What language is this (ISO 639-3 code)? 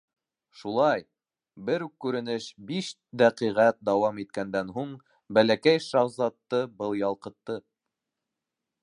bak